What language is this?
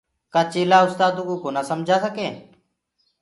Gurgula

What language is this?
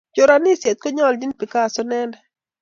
Kalenjin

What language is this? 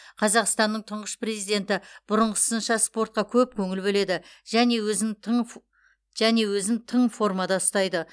Kazakh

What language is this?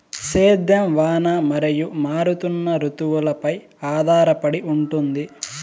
Telugu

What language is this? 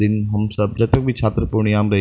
Maithili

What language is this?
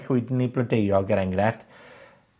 Welsh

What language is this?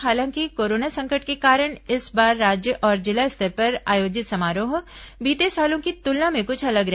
Hindi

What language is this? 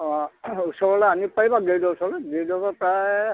Assamese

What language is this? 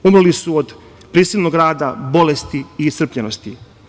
Serbian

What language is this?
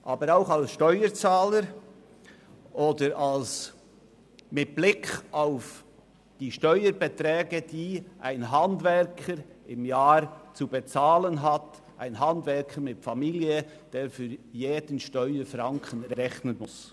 Swiss German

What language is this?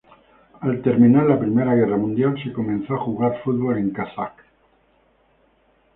Spanish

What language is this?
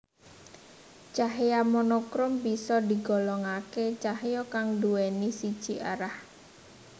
Javanese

